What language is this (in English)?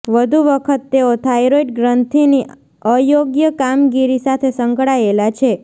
Gujarati